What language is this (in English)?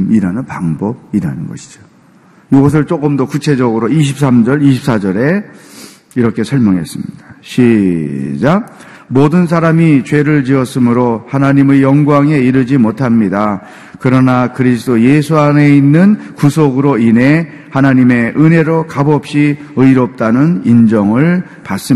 Korean